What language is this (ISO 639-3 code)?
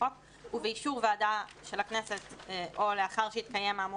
heb